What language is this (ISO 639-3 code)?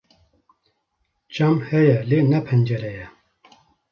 kur